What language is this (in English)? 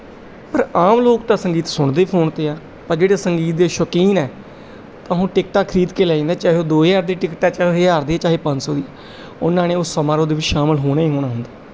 Punjabi